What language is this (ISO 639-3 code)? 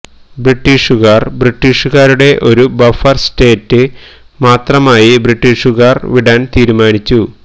mal